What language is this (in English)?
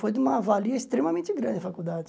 Portuguese